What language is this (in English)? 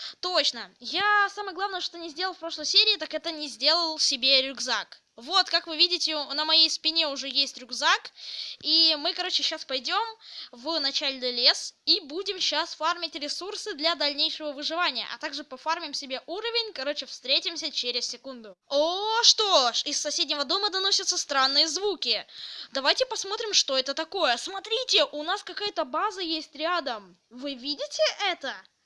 Russian